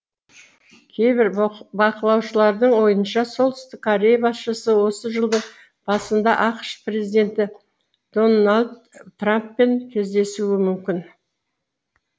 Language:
Kazakh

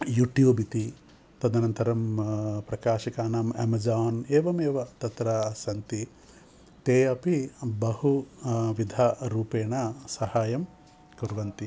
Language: Sanskrit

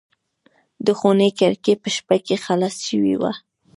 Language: Pashto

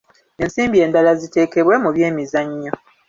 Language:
Ganda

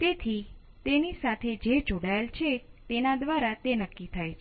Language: Gujarati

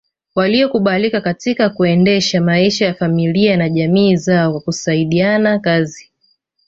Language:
Swahili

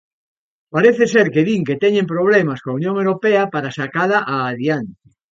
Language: Galician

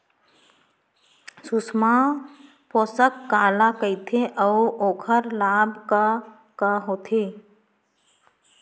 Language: Chhattisgarhi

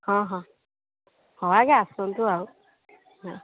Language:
Odia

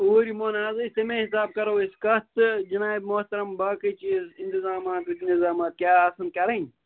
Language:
Kashmiri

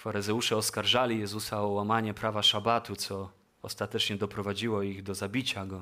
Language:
Polish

